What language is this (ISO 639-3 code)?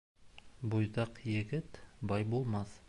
bak